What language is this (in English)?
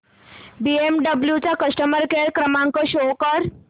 Marathi